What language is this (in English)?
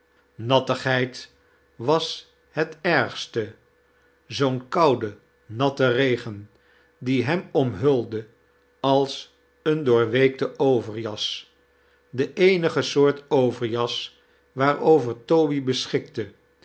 Dutch